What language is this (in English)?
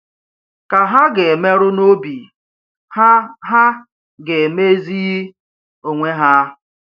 Igbo